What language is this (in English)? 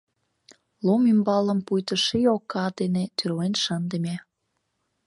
Mari